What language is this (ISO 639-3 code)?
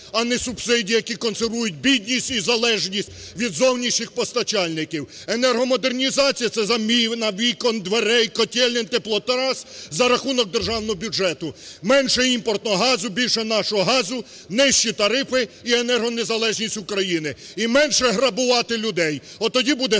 ukr